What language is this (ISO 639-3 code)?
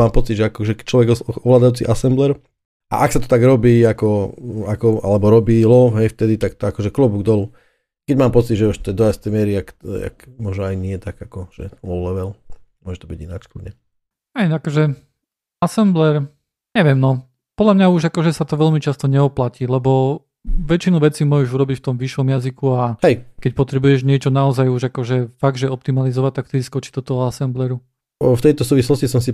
slk